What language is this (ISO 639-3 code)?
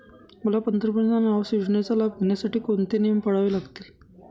mar